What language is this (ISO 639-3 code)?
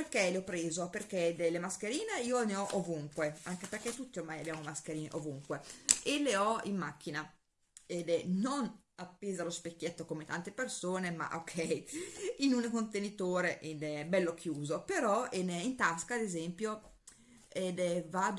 ita